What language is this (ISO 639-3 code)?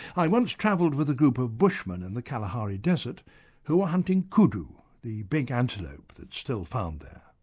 eng